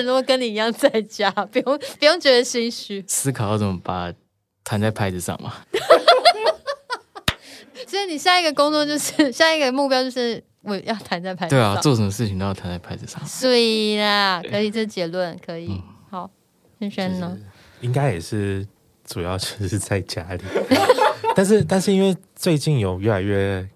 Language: Chinese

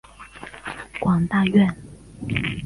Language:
Chinese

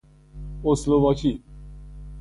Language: Persian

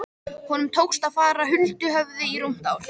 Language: Icelandic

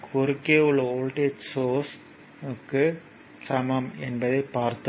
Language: Tamil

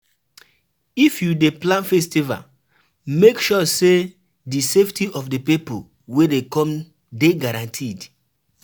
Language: Nigerian Pidgin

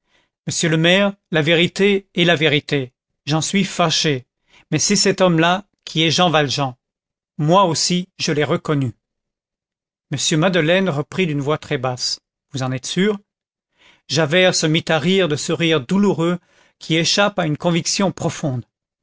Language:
French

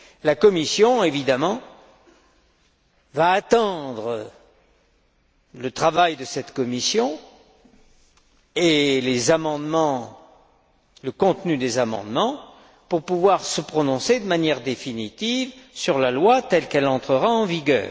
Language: French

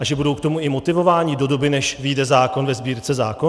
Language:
Czech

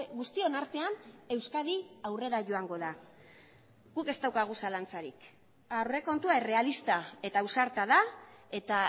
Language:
Basque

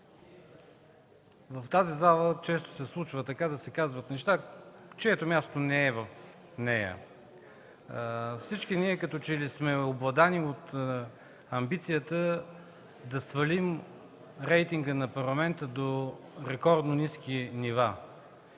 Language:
Bulgarian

